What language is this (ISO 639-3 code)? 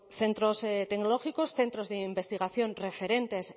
spa